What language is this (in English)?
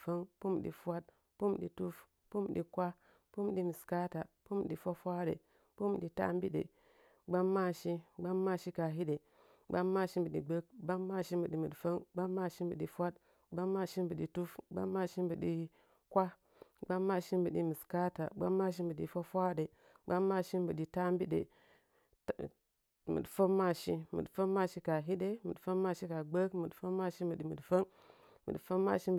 Nzanyi